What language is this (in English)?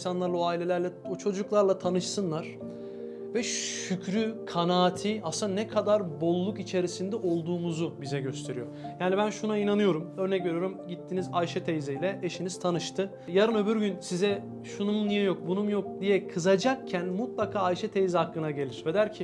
Turkish